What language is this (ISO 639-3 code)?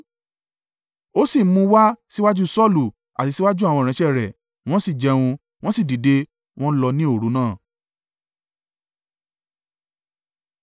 yor